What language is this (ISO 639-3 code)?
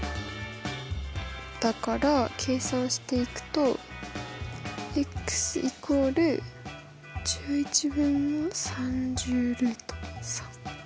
jpn